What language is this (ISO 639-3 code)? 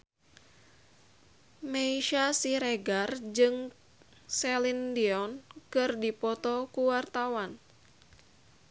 sun